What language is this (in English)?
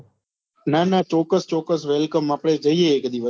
Gujarati